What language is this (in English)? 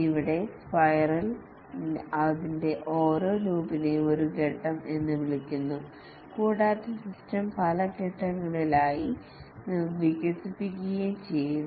Malayalam